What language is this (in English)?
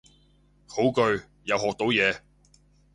Cantonese